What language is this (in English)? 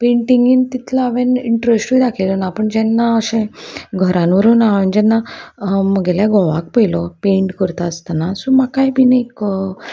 Konkani